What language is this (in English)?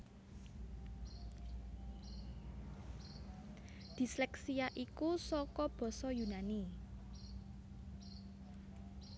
Javanese